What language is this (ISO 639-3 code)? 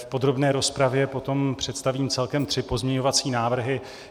ces